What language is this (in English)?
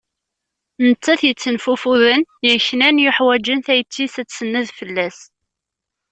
Kabyle